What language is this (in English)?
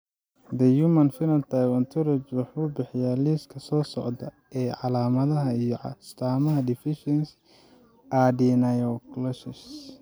Somali